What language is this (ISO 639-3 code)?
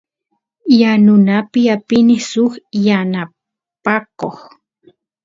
qus